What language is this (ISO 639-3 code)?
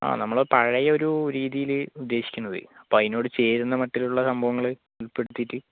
mal